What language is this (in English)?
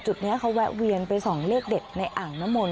Thai